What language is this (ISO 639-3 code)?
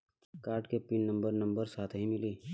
bho